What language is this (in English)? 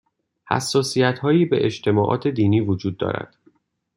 Persian